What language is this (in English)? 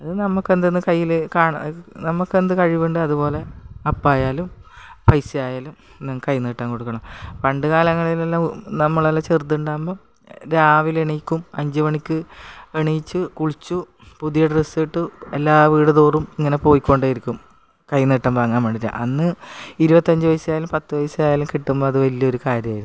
Malayalam